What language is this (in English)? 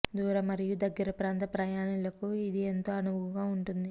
Telugu